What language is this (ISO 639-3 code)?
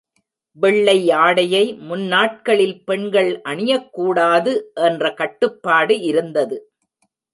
tam